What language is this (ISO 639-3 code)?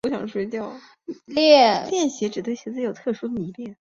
zho